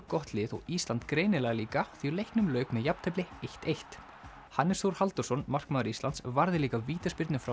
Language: Icelandic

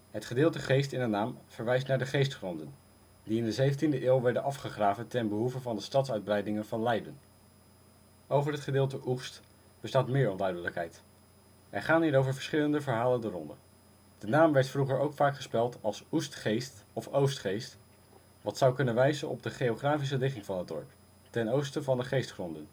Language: Dutch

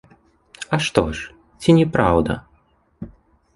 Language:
Belarusian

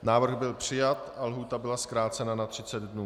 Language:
Czech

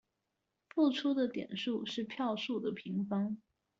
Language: Chinese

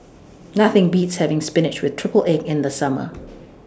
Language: English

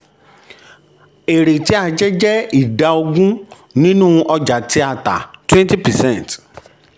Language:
Yoruba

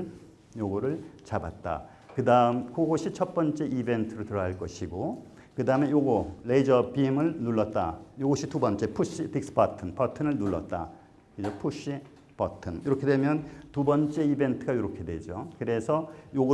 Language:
Korean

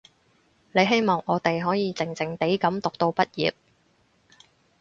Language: Cantonese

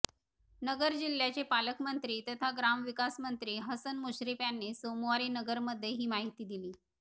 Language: Marathi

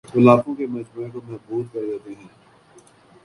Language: Urdu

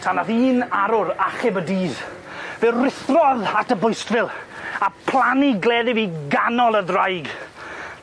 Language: Welsh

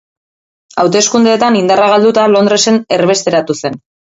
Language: Basque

